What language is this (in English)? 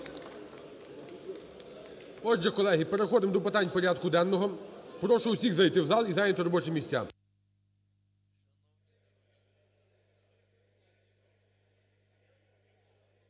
Ukrainian